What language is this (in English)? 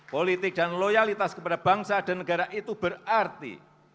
Indonesian